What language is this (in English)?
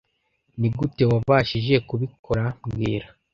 Kinyarwanda